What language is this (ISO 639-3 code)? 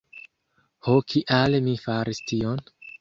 epo